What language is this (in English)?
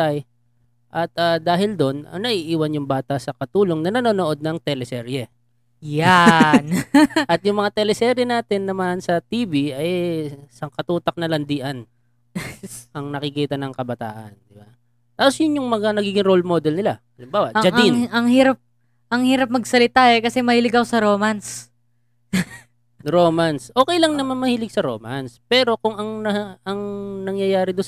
Filipino